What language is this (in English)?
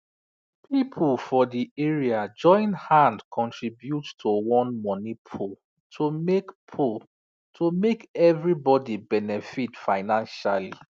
Nigerian Pidgin